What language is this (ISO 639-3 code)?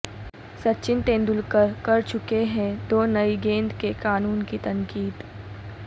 urd